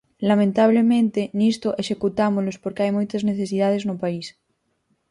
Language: Galician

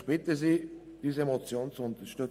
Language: Swiss German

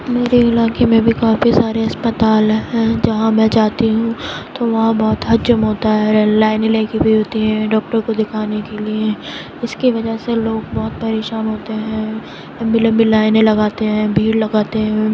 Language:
Urdu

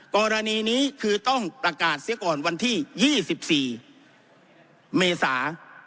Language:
Thai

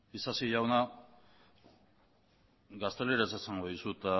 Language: Basque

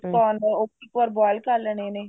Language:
Punjabi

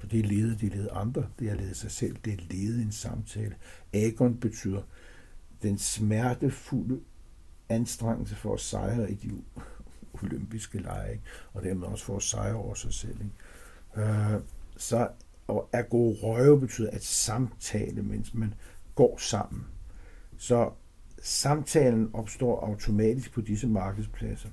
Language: Danish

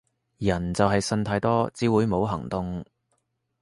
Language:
Cantonese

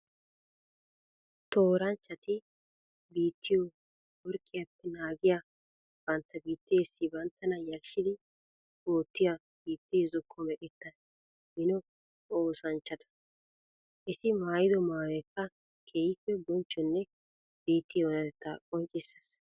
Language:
Wolaytta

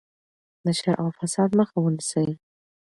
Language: Pashto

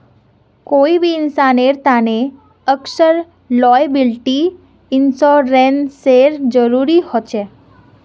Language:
Magahi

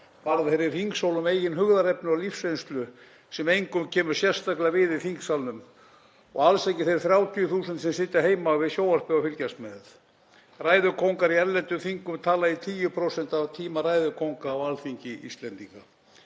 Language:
Icelandic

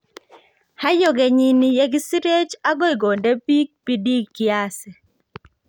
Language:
Kalenjin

